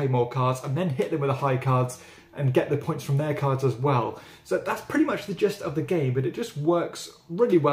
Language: English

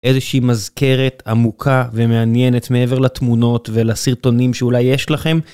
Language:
Hebrew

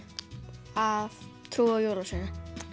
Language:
Icelandic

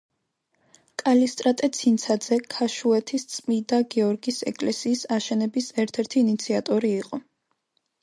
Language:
Georgian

